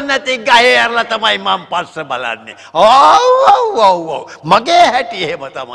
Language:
Indonesian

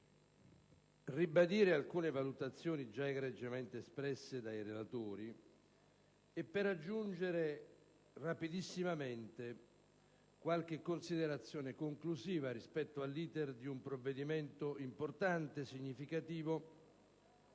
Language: Italian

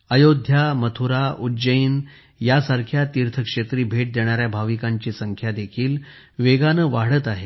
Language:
Marathi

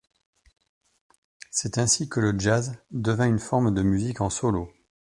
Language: French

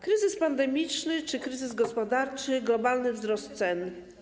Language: Polish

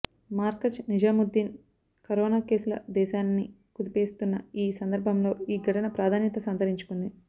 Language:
Telugu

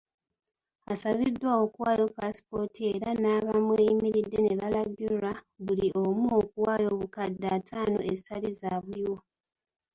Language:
Ganda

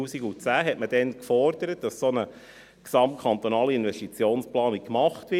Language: Swiss German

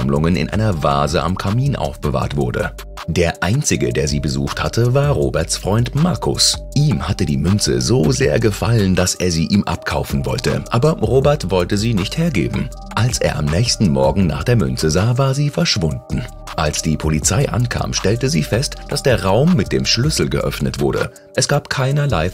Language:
German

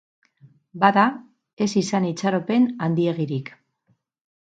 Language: Basque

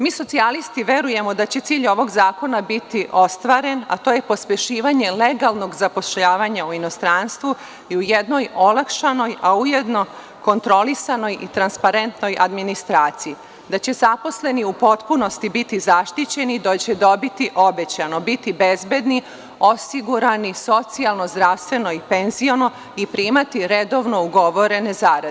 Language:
Serbian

